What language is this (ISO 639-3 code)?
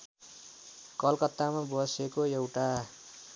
nep